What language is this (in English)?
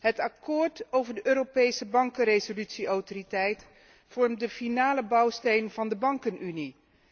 Dutch